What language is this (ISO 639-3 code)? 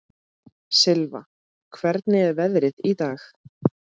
isl